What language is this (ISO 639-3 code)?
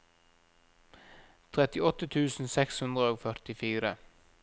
nor